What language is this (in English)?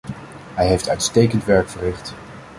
Dutch